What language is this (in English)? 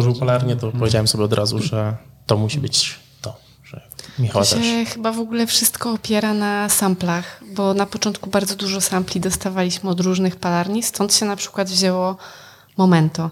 Polish